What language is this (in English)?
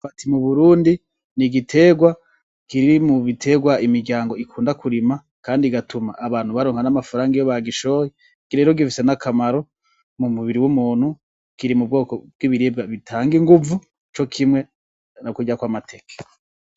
Rundi